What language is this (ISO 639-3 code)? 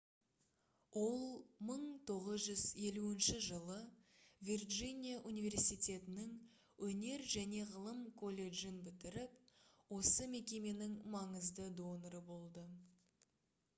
kaz